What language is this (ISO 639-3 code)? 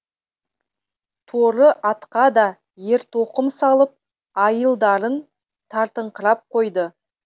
kaz